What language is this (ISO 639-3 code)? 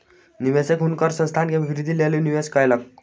mai